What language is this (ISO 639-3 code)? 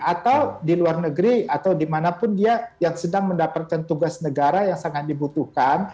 ind